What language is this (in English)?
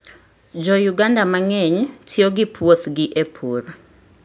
Luo (Kenya and Tanzania)